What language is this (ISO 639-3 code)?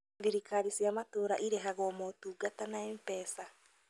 kik